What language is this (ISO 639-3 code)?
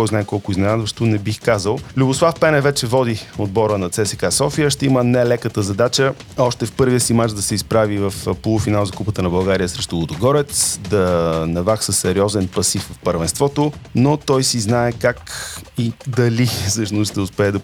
bul